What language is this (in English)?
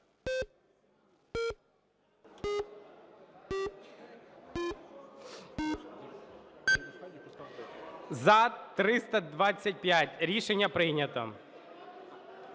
Ukrainian